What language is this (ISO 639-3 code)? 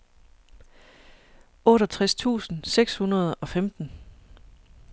dan